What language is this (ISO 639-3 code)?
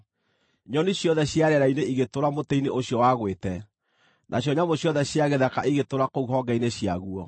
kik